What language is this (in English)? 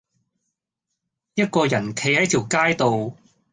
Cantonese